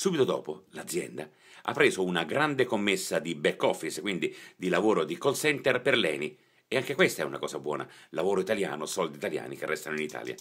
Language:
Italian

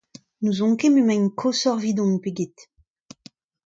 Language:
Breton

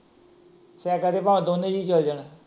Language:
Punjabi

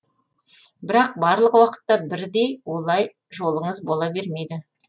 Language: Kazakh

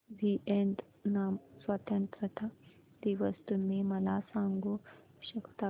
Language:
Marathi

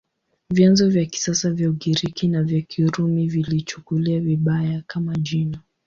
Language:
Swahili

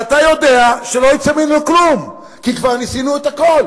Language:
Hebrew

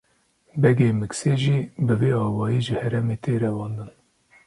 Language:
Kurdish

